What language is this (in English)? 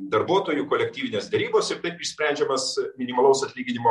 Lithuanian